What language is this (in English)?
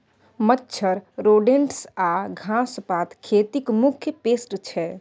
Maithili